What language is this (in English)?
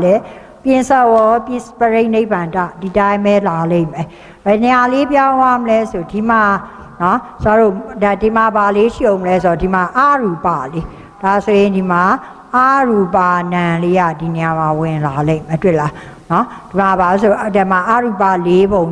Thai